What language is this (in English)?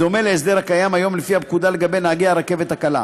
Hebrew